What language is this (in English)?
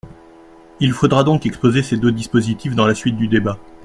French